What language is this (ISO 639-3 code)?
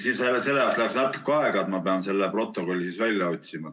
est